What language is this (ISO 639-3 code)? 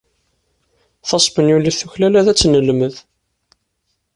kab